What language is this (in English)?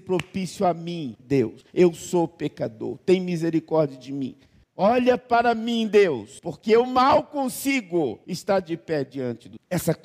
Portuguese